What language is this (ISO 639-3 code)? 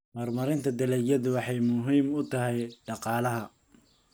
som